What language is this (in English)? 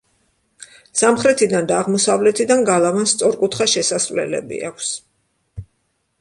Georgian